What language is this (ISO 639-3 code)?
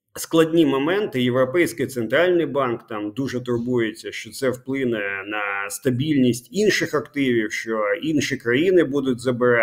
ukr